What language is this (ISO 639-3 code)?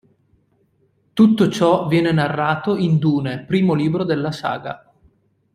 ita